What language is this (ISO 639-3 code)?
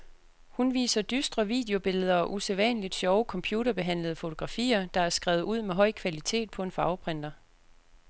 dan